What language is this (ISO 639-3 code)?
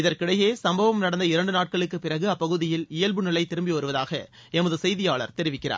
tam